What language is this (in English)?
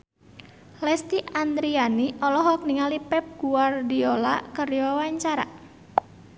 Sundanese